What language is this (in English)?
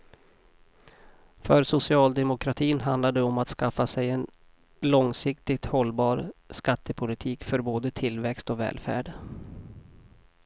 Swedish